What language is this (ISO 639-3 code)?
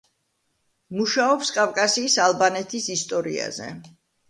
kat